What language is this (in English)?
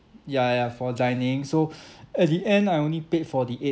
English